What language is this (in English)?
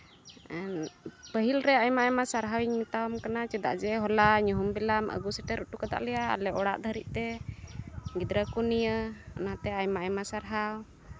Santali